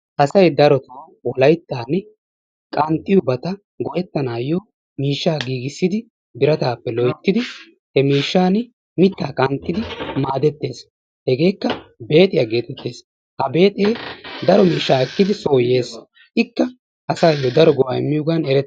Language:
Wolaytta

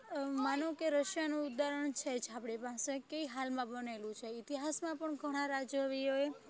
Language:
Gujarati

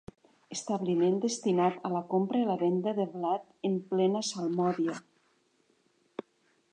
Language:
Catalan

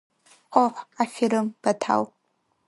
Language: Abkhazian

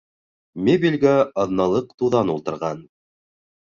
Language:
Bashkir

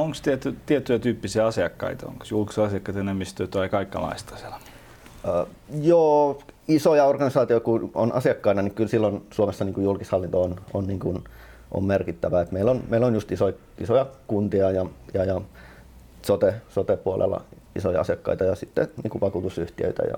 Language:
Finnish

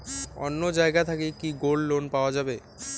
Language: Bangla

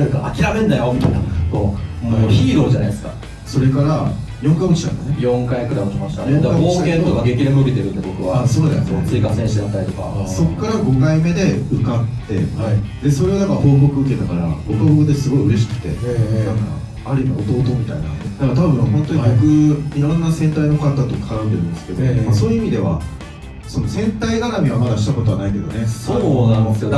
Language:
Japanese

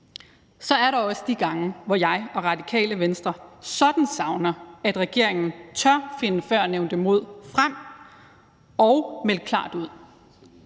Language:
Danish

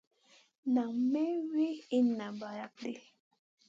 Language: Masana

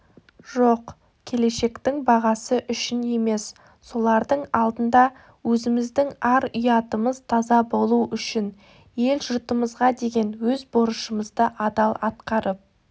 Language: Kazakh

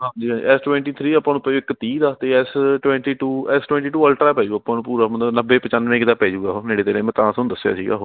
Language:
Punjabi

